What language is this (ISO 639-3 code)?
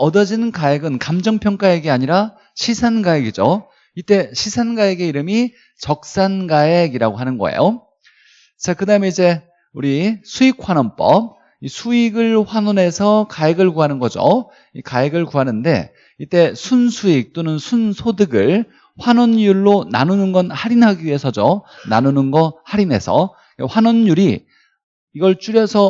kor